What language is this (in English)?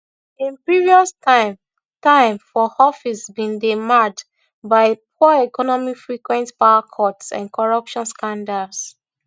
Nigerian Pidgin